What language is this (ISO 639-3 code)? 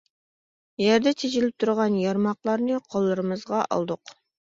uig